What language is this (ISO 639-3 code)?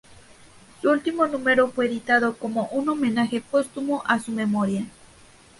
spa